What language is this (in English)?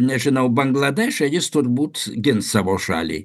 Lithuanian